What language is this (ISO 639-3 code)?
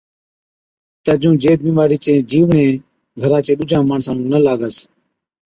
odk